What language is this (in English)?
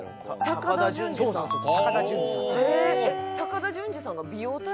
Japanese